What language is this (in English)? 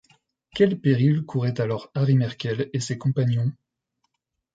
French